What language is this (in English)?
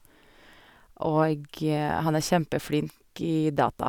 Norwegian